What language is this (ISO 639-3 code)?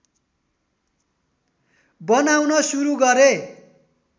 nep